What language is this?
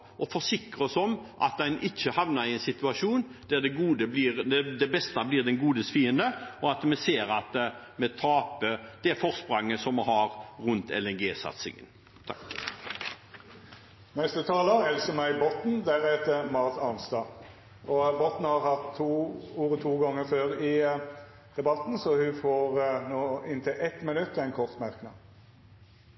Norwegian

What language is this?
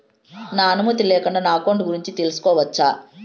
Telugu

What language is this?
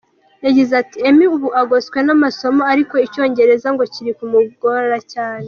Kinyarwanda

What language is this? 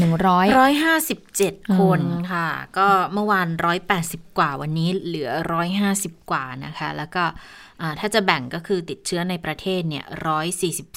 Thai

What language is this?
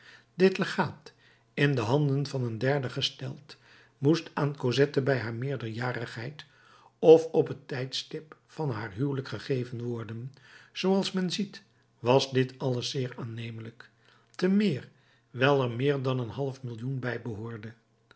Dutch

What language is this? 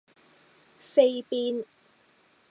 Cantonese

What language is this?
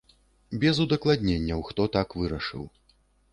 Belarusian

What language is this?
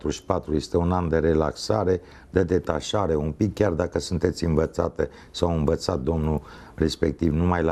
Romanian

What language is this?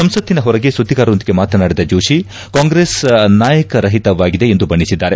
Kannada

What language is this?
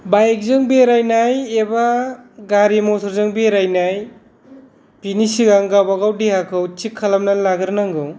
Bodo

